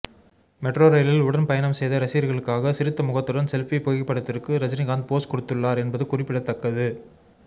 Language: Tamil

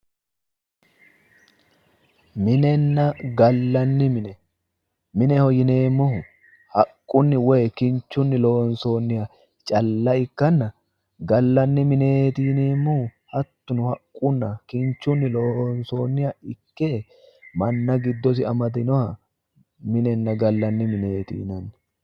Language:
Sidamo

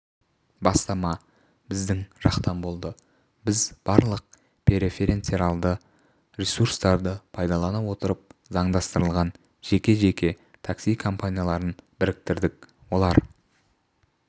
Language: Kazakh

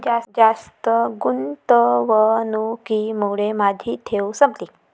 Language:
Marathi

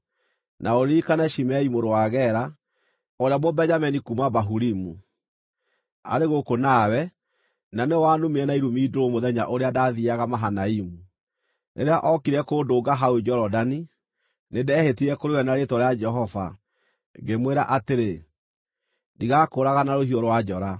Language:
Kikuyu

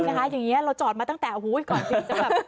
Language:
Thai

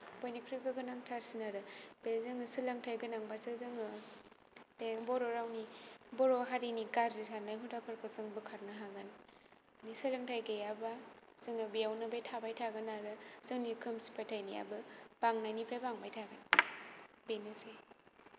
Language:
Bodo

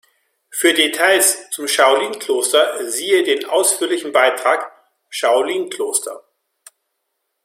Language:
German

